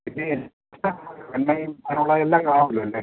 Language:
Malayalam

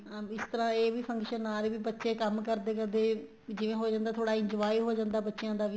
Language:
Punjabi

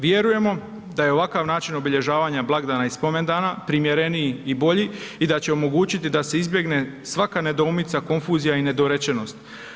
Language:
Croatian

